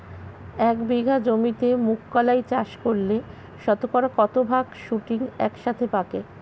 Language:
Bangla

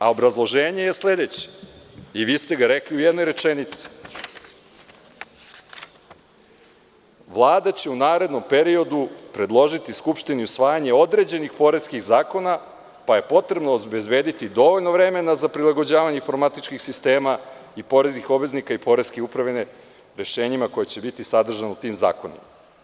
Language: Serbian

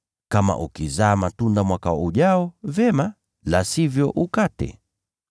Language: Swahili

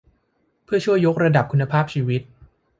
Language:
Thai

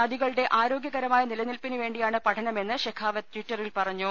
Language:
Malayalam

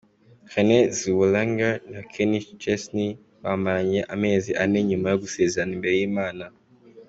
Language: Kinyarwanda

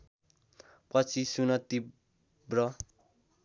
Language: Nepali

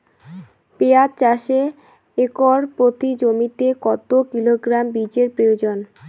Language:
Bangla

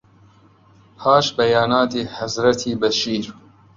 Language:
Central Kurdish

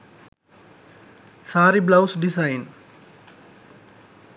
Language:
Sinhala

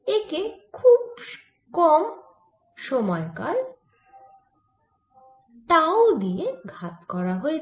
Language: Bangla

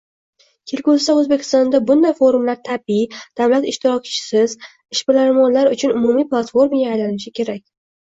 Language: Uzbek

